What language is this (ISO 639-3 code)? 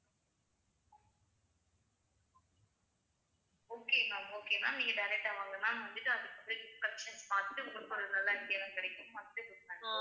tam